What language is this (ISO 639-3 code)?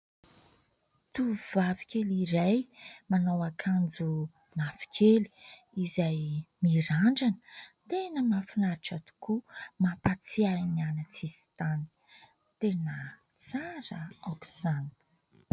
mlg